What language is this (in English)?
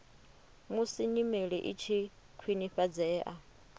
Venda